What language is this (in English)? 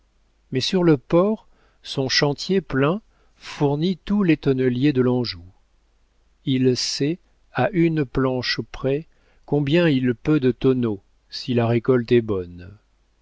French